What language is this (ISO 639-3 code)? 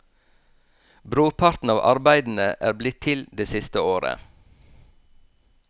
nor